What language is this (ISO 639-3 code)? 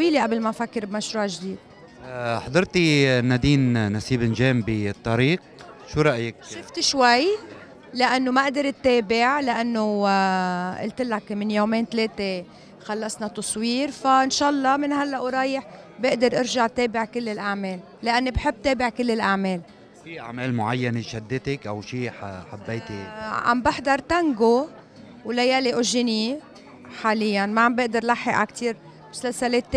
ara